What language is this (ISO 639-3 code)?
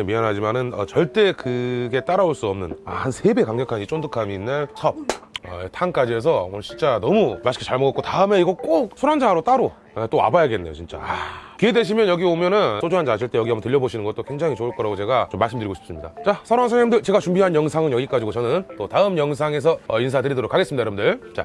kor